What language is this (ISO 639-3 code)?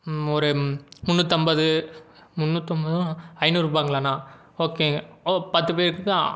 tam